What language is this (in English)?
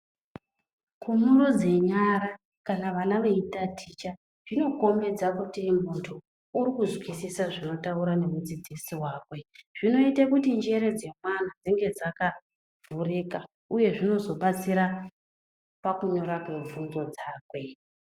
Ndau